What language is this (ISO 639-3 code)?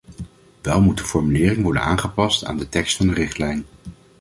nld